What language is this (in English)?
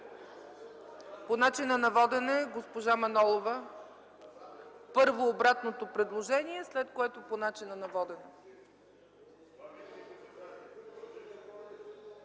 Bulgarian